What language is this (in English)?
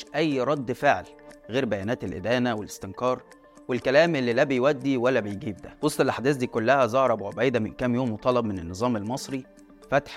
Arabic